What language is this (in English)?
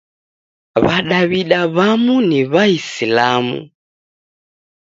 Taita